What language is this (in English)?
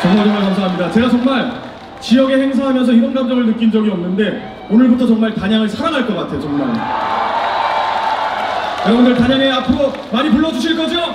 Korean